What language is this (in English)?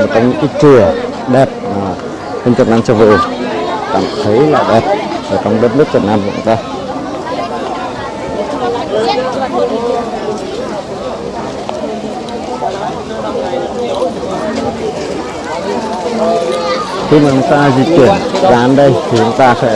Vietnamese